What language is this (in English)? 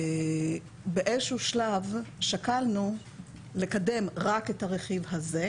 Hebrew